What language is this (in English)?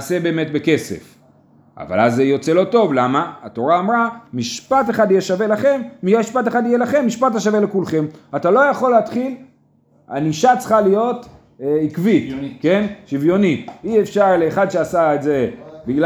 Hebrew